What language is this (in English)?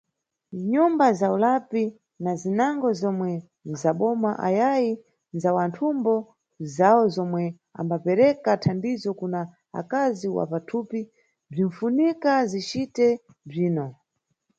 Nyungwe